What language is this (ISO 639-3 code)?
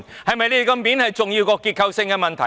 yue